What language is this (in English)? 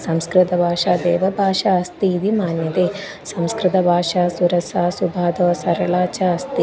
Sanskrit